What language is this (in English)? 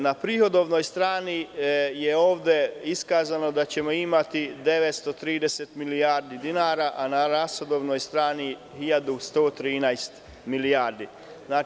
Serbian